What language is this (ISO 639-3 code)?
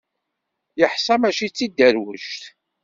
kab